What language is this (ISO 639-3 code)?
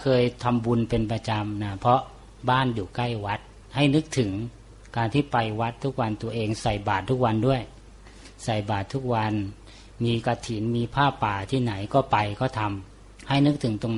tha